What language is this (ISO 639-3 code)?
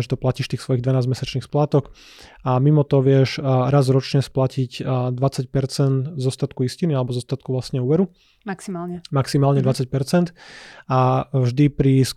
slk